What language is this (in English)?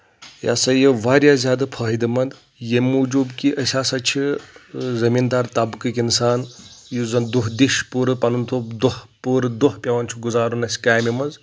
Kashmiri